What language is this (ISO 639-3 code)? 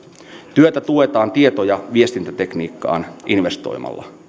fin